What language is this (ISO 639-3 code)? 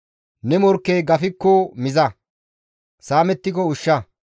gmv